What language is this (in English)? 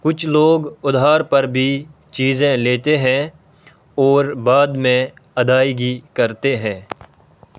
Urdu